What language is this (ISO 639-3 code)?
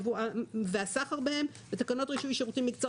heb